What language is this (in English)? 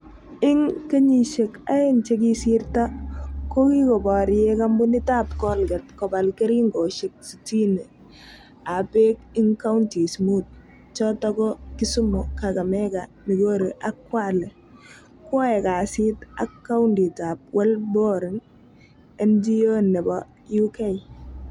Kalenjin